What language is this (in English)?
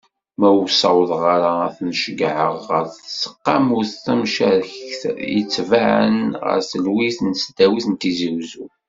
Kabyle